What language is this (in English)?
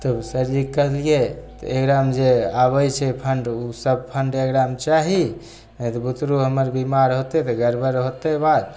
Maithili